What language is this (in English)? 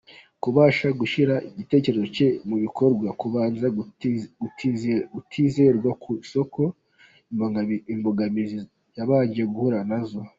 Kinyarwanda